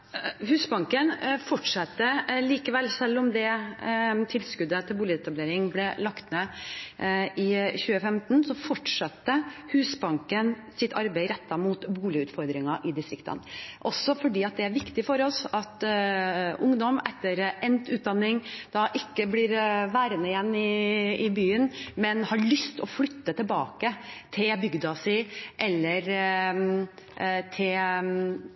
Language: Norwegian Bokmål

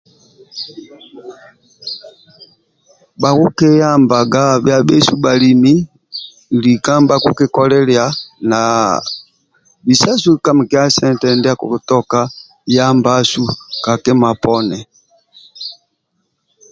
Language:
Amba (Uganda)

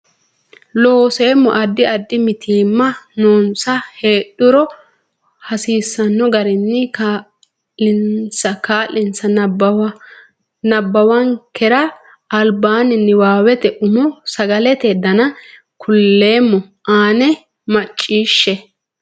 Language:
Sidamo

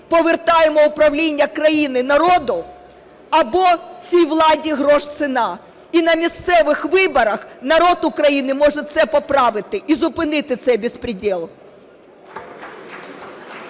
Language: Ukrainian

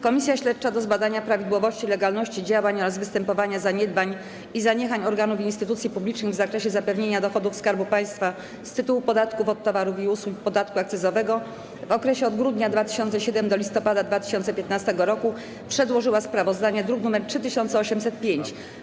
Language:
Polish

